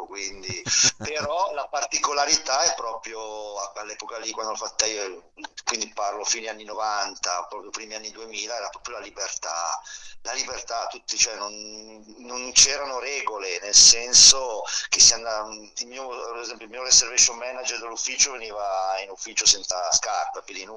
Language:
Italian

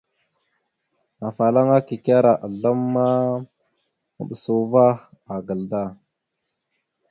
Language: Mada (Cameroon)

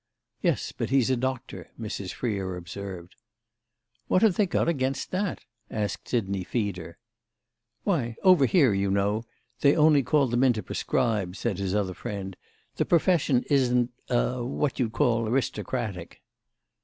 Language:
English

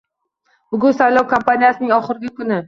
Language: Uzbek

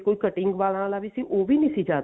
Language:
Punjabi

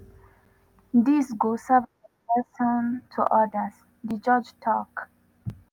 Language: Nigerian Pidgin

